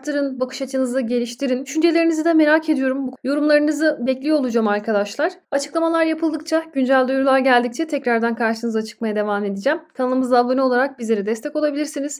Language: Turkish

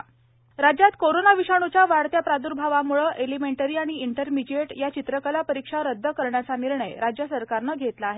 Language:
Marathi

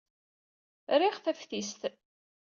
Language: Kabyle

